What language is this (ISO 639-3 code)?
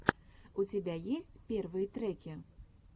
rus